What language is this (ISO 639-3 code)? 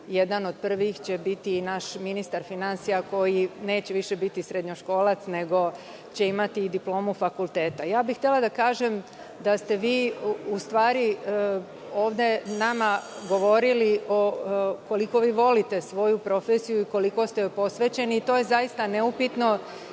srp